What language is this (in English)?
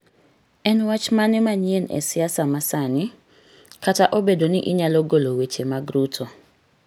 Luo (Kenya and Tanzania)